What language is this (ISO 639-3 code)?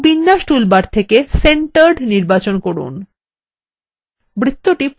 ben